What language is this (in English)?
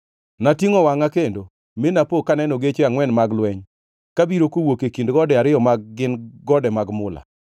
Luo (Kenya and Tanzania)